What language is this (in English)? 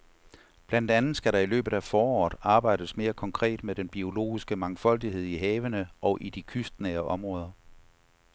Danish